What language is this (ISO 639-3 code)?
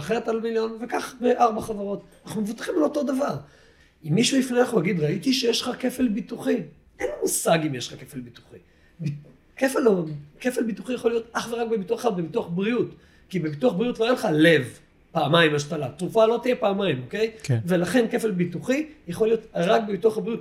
heb